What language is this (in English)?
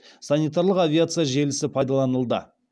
Kazakh